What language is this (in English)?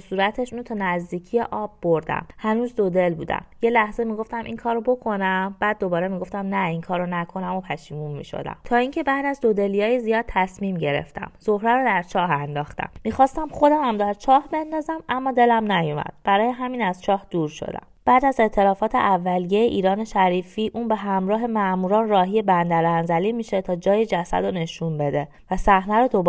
Persian